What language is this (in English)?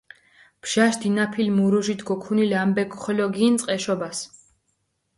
Mingrelian